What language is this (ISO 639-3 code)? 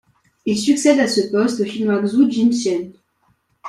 fra